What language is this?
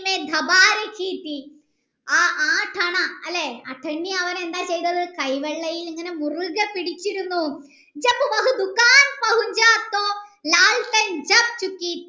Malayalam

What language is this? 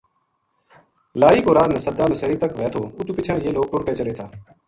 Gujari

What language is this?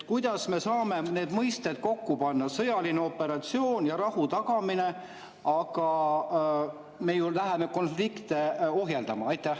Estonian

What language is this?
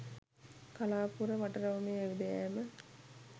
Sinhala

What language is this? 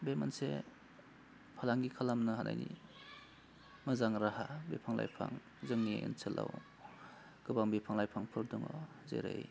Bodo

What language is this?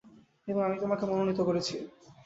Bangla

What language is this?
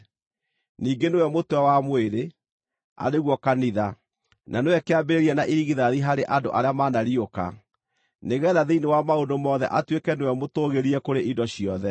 Kikuyu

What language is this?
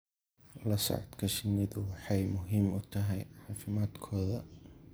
Somali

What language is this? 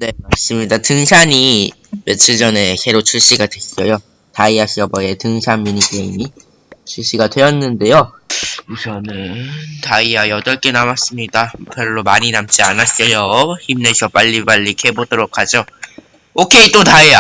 Korean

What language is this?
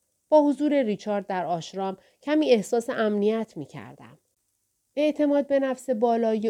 Persian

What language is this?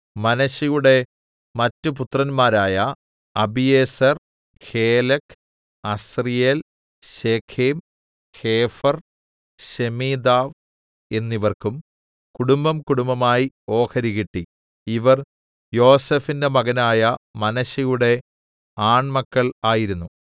Malayalam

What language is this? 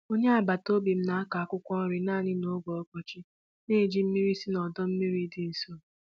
Igbo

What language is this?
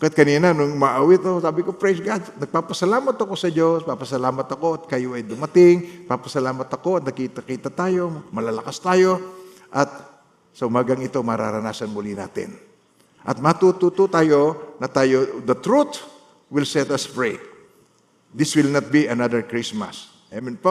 Filipino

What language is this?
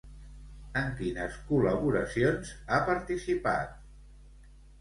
Catalan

